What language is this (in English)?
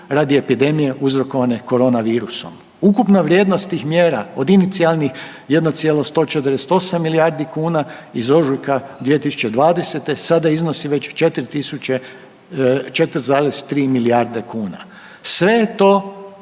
Croatian